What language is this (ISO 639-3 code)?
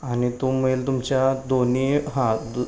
mar